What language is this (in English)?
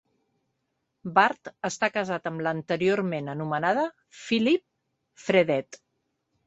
Catalan